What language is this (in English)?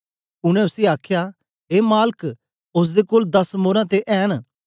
Dogri